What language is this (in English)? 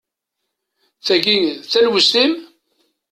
Kabyle